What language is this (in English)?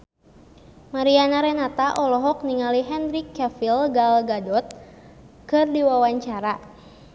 Sundanese